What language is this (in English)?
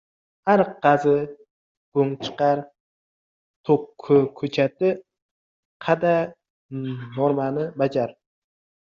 Uzbek